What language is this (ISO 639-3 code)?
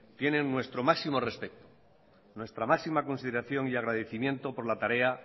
spa